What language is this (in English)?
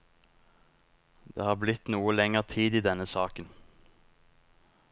Norwegian